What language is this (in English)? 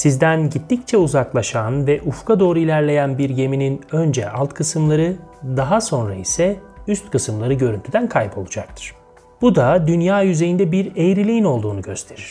Turkish